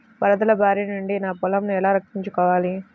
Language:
Telugu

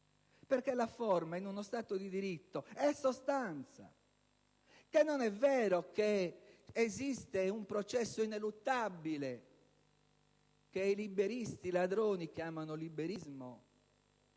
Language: Italian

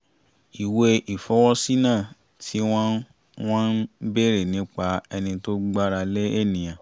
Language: Yoruba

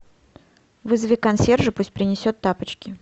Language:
Russian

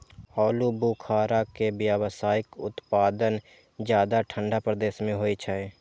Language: Maithili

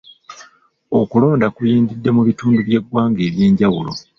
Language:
Ganda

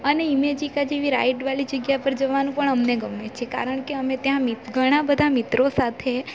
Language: Gujarati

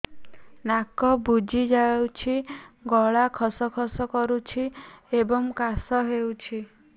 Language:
Odia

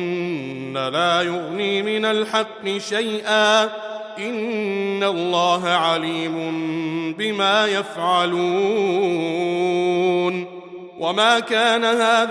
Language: Arabic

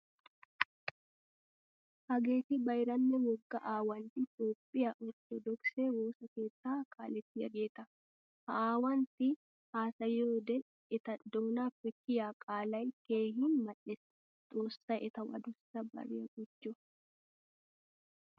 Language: Wolaytta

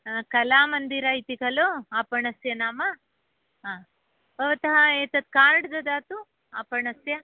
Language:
Sanskrit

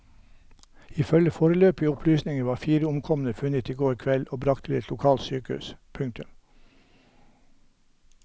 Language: Norwegian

